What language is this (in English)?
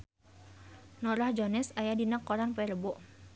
Sundanese